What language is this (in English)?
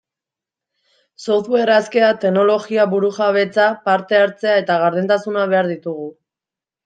Basque